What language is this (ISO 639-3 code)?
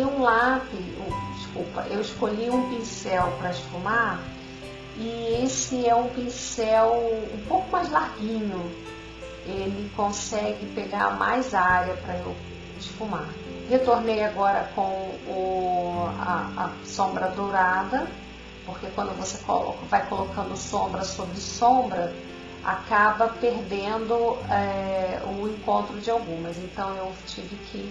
por